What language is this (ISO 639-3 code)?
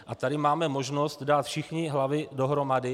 ces